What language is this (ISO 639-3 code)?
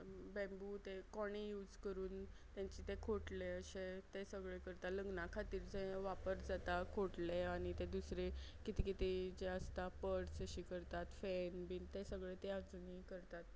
kok